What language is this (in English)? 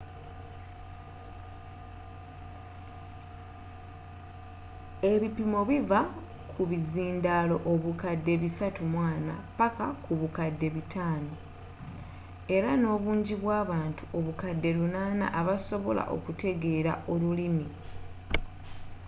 Ganda